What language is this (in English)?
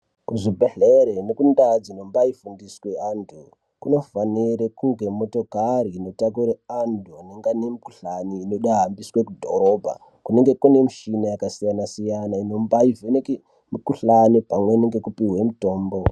Ndau